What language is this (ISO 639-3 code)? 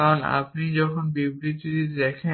ben